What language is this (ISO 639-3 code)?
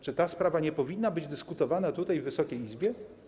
pol